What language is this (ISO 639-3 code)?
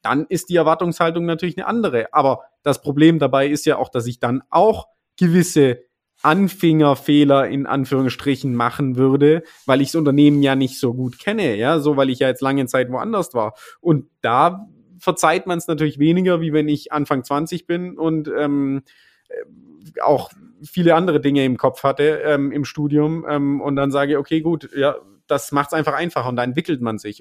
deu